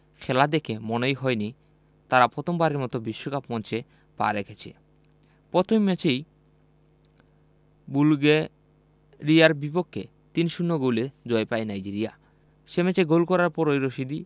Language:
Bangla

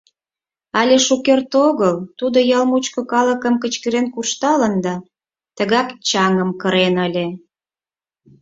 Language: Mari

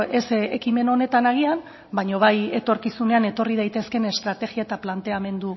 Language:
Basque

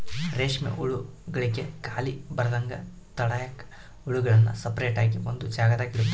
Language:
Kannada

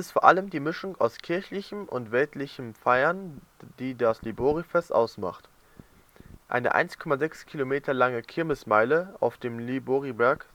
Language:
German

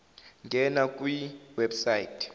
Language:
Zulu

